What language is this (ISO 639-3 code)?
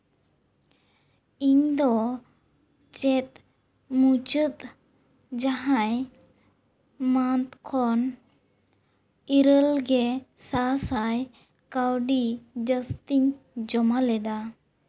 sat